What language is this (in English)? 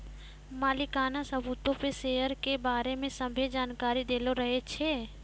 Maithili